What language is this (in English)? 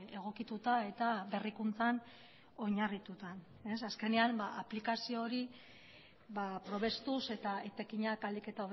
Basque